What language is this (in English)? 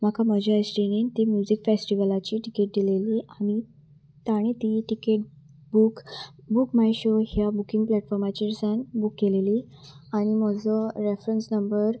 Konkani